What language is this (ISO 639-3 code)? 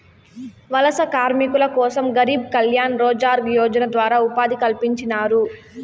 tel